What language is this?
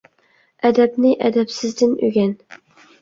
Uyghur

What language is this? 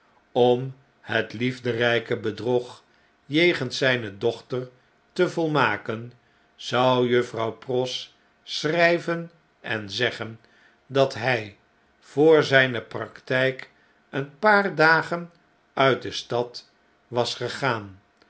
Dutch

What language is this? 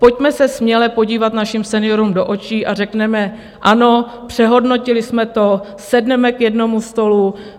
Czech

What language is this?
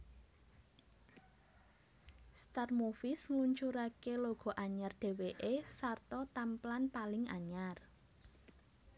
Javanese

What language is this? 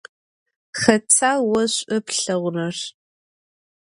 Adyghe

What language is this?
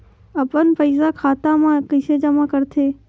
Chhattisgarhi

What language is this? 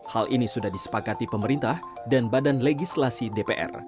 Indonesian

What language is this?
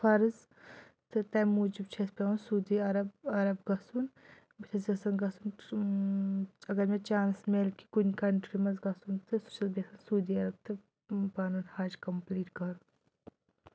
Kashmiri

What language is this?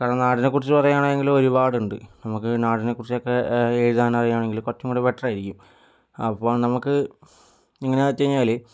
Malayalam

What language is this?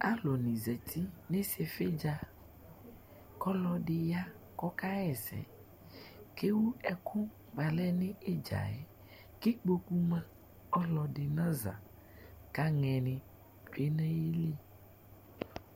Ikposo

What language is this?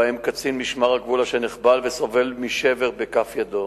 Hebrew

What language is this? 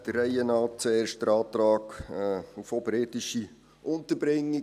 Swiss German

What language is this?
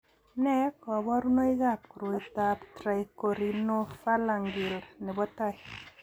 Kalenjin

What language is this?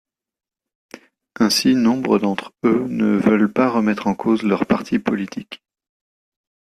French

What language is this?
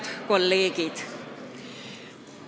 Estonian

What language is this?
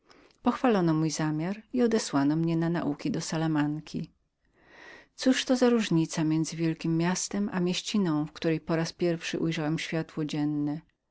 Polish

